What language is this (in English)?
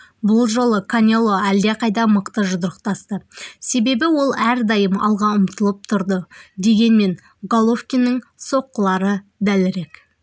Kazakh